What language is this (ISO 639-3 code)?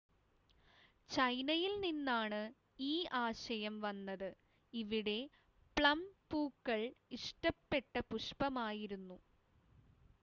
mal